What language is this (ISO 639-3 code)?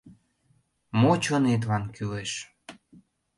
chm